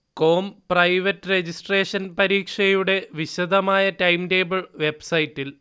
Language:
Malayalam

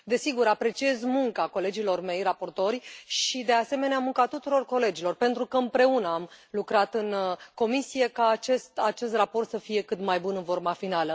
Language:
Romanian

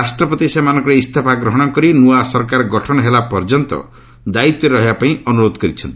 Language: Odia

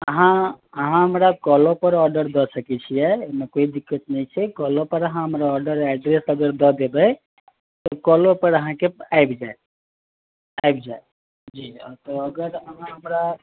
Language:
Maithili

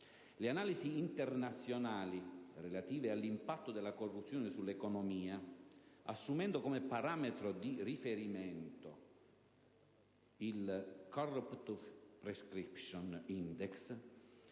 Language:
Italian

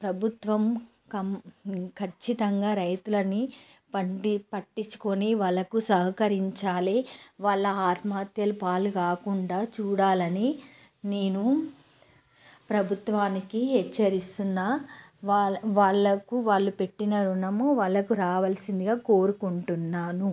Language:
Telugu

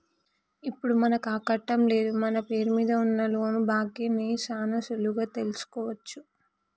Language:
Telugu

